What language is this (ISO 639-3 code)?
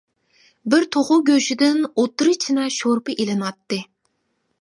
uig